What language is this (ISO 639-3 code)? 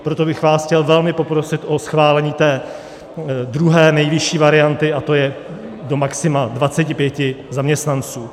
ces